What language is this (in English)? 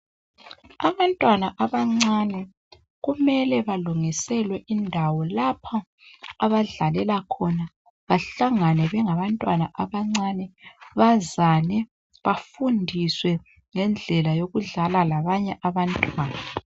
North Ndebele